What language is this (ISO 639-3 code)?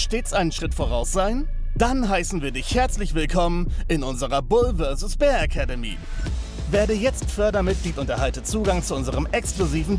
deu